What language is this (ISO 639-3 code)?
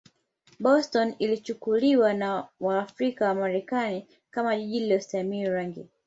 swa